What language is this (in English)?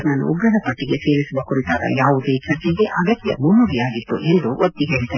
Kannada